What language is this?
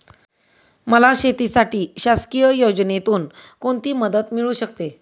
Marathi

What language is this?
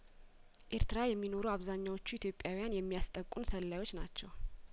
Amharic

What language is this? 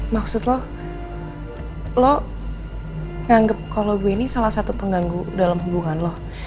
Indonesian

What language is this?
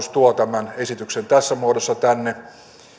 Finnish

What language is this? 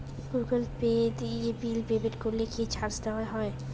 Bangla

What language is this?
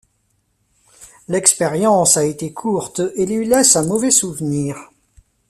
French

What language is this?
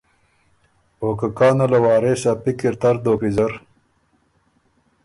Ormuri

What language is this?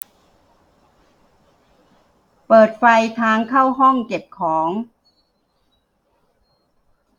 Thai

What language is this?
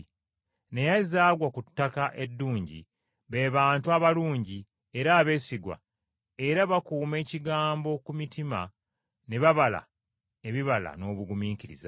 Ganda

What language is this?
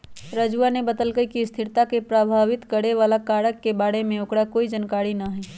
Magahi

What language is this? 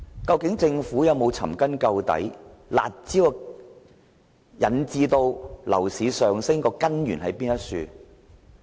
Cantonese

